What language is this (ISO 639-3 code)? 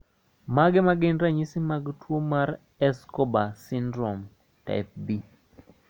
luo